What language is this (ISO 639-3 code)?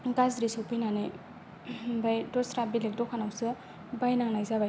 brx